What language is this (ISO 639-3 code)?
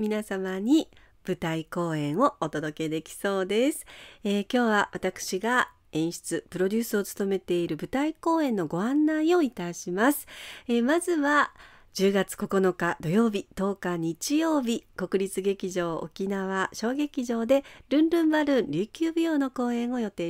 jpn